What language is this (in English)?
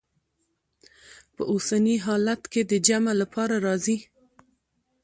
Pashto